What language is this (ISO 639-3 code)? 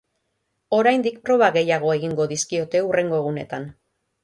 eus